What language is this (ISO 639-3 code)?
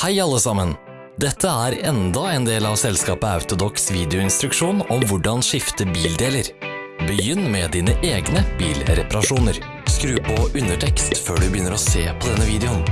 nor